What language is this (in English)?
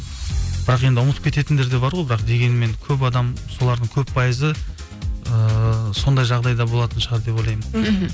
Kazakh